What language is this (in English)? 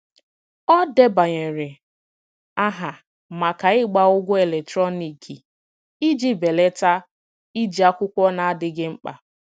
Igbo